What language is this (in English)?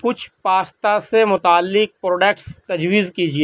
Urdu